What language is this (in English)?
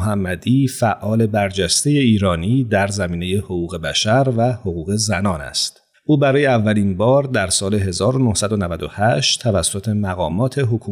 Persian